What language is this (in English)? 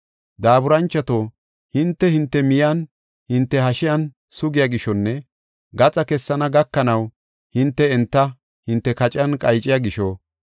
Gofa